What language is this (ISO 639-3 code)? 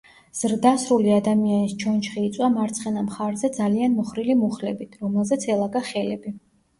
kat